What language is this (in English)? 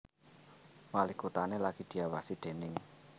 Javanese